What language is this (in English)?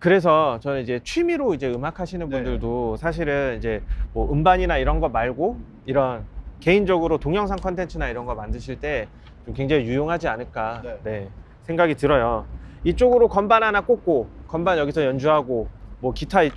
Korean